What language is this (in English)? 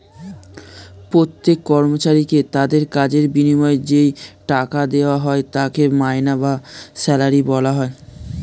Bangla